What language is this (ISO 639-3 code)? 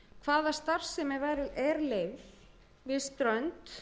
isl